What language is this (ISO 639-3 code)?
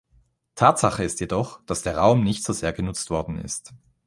deu